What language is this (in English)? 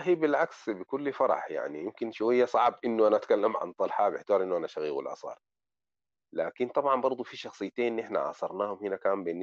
Arabic